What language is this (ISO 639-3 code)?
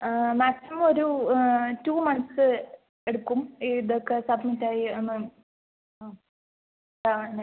mal